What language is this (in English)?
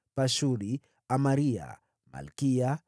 Swahili